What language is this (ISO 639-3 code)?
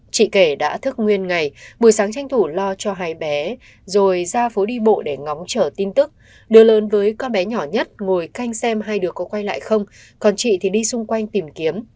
vie